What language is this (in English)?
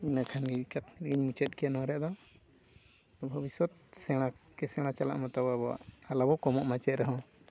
Santali